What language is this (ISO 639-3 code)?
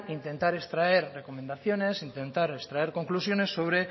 spa